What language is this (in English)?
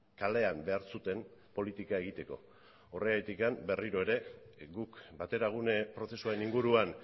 Basque